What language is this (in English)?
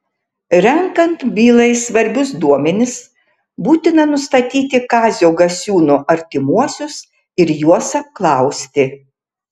Lithuanian